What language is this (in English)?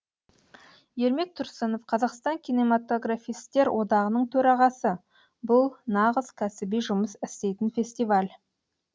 Kazakh